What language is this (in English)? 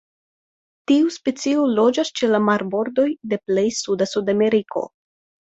Esperanto